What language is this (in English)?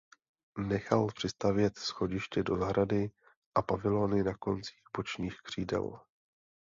Czech